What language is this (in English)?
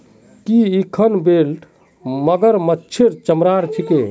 Magahi